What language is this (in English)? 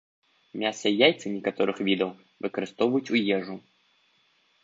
Belarusian